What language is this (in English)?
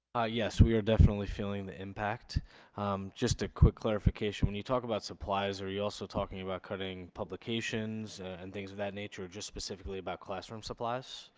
English